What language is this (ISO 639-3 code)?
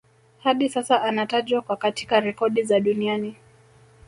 swa